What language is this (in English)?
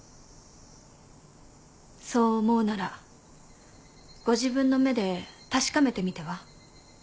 Japanese